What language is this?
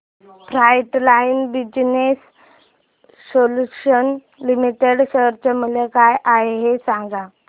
Marathi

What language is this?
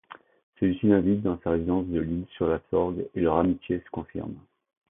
French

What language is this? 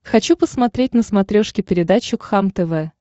Russian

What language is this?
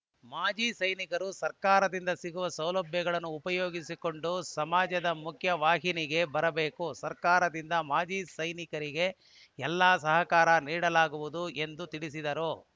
Kannada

